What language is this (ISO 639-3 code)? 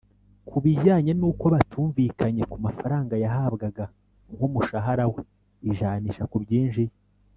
kin